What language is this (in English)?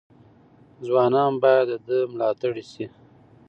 Pashto